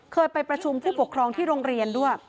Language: Thai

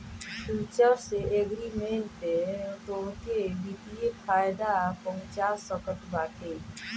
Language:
Bhojpuri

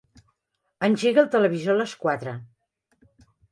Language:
Catalan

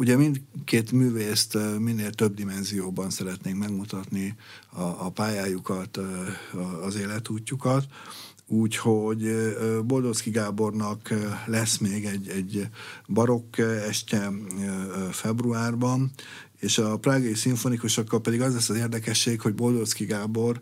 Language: Hungarian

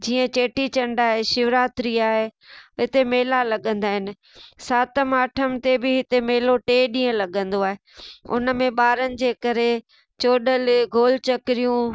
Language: Sindhi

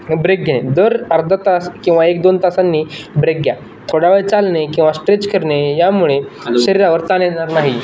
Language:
Marathi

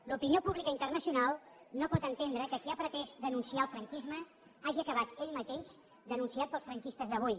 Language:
Catalan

